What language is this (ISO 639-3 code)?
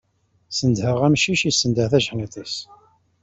kab